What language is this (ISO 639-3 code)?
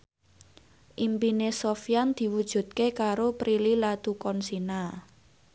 jav